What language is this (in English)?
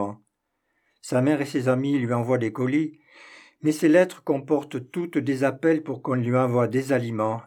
French